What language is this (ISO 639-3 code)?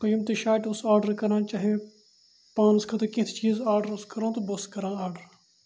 kas